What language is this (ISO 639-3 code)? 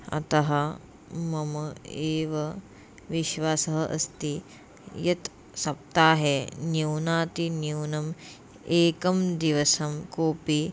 san